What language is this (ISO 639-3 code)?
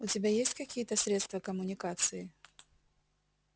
rus